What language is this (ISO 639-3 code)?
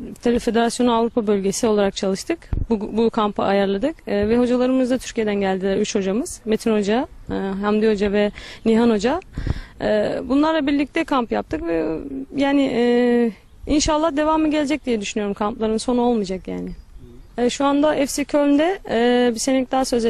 tur